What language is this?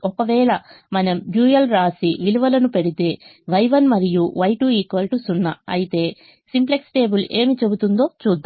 Telugu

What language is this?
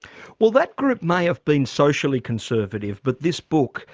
English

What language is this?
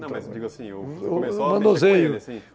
Portuguese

